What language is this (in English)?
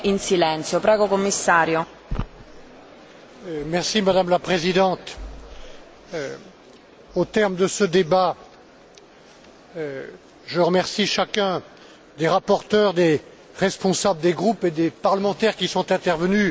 French